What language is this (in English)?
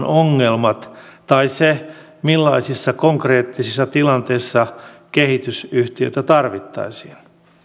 Finnish